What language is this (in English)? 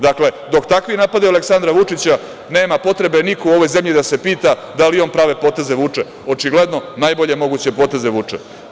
Serbian